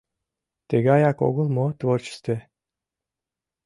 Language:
Mari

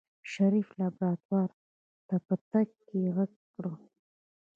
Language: Pashto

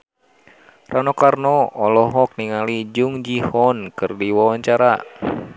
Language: Sundanese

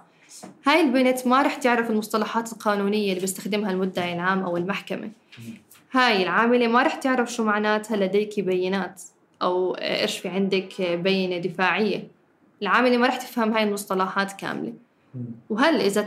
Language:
Arabic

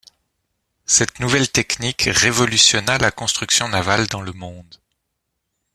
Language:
French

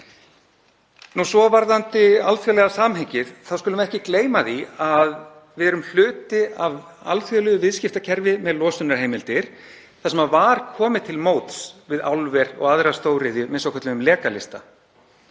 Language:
Icelandic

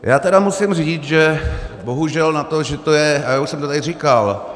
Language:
Czech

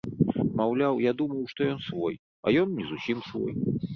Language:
Belarusian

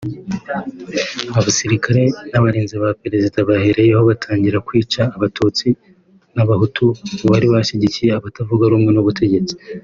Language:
Kinyarwanda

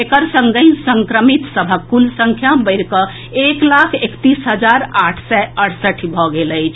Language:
Maithili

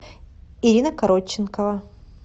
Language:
Russian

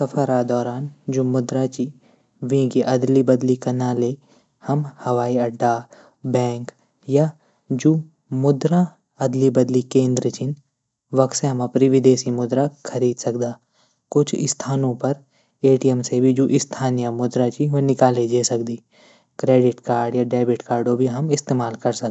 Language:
Garhwali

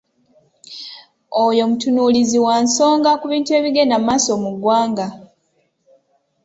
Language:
Ganda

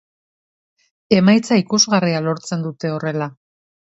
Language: Basque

